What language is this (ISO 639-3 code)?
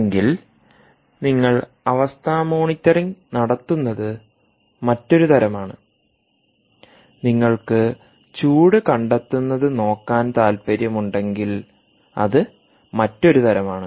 mal